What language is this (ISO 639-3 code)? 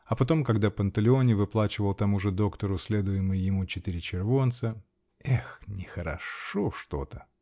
rus